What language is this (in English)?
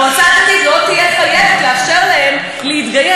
Hebrew